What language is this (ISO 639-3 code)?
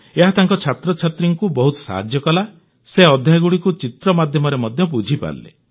ori